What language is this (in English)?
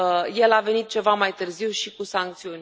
Romanian